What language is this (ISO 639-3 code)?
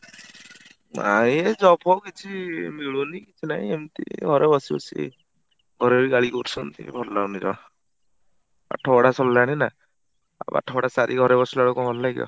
ori